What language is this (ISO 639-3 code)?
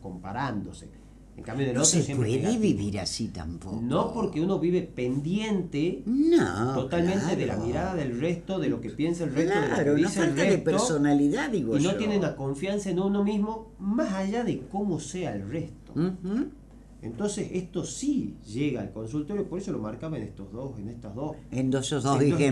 spa